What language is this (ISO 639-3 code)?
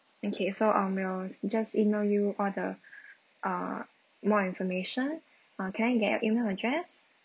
eng